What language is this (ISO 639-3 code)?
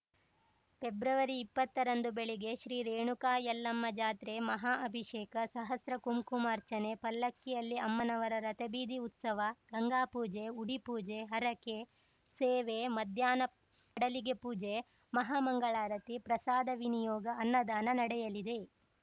kan